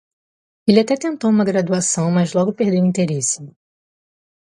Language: Portuguese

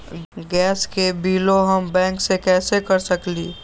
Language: Magahi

